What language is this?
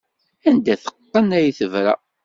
Kabyle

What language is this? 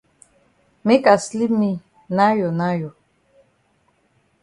Cameroon Pidgin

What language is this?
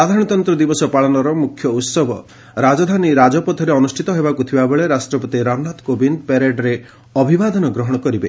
Odia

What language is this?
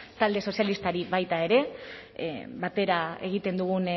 Basque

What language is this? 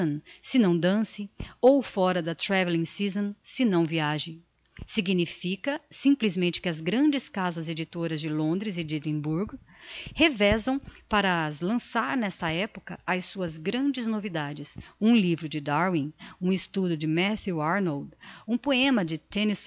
Portuguese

